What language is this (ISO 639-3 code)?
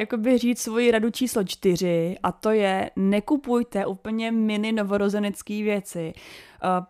ces